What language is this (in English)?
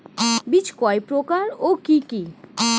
Bangla